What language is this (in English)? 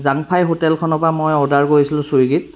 Assamese